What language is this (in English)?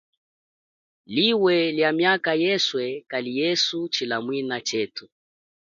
Chokwe